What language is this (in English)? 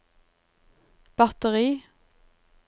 Norwegian